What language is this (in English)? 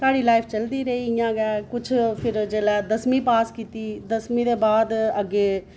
Dogri